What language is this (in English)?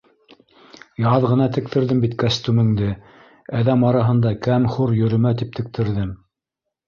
Bashkir